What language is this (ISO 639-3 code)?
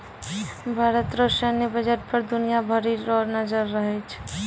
mai